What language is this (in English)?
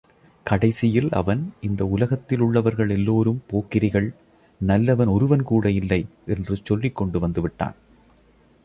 Tamil